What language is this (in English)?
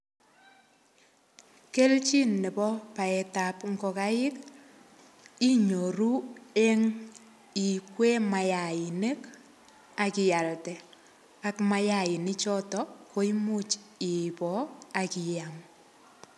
Kalenjin